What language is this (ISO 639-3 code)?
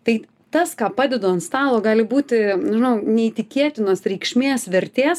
lit